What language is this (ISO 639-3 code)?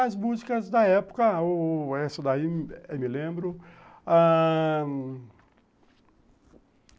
por